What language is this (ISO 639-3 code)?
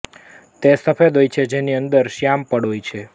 guj